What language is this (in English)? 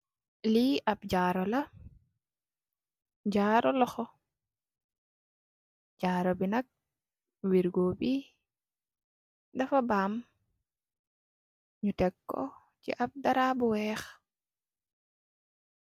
Wolof